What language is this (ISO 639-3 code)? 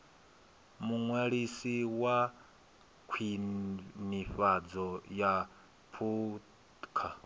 ven